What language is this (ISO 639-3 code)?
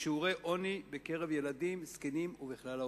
heb